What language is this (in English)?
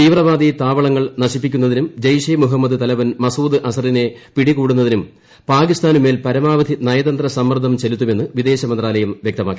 Malayalam